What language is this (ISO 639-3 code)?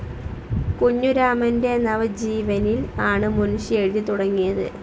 mal